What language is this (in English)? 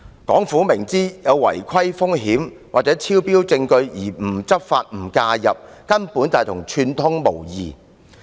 Cantonese